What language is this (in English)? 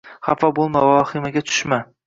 Uzbek